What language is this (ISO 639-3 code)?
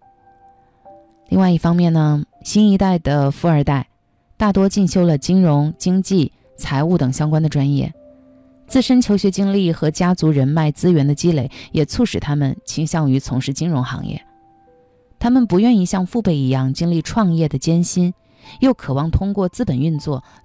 zho